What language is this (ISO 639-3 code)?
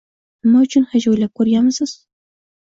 uzb